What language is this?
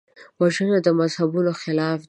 Pashto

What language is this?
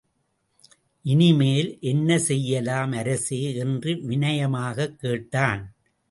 Tamil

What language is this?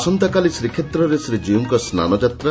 Odia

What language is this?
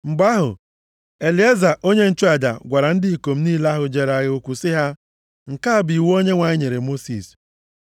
Igbo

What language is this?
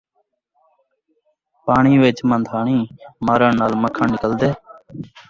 Saraiki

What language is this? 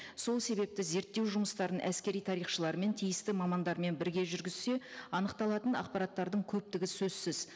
Kazakh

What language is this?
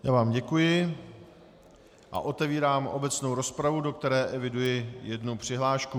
Czech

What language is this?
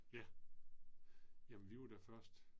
Danish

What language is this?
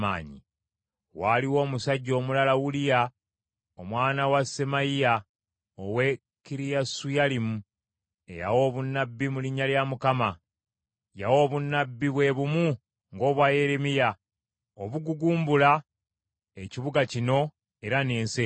Ganda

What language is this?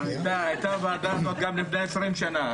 Hebrew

